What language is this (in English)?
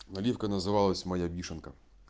Russian